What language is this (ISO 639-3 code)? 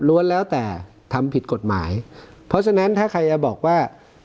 tha